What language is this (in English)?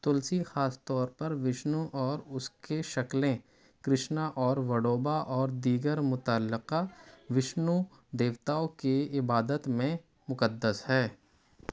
Urdu